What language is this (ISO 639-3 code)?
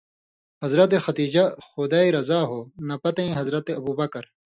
mvy